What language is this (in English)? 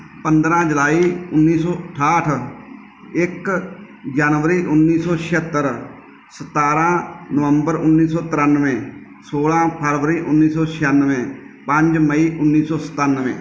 Punjabi